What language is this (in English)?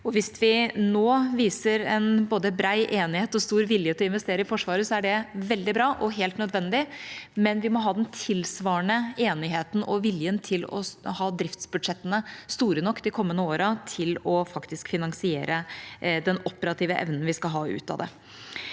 Norwegian